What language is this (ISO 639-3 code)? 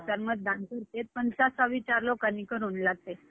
mar